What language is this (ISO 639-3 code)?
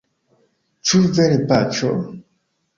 epo